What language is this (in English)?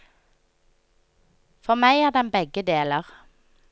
Norwegian